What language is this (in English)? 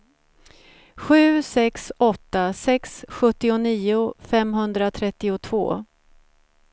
Swedish